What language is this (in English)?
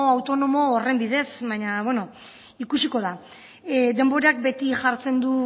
Basque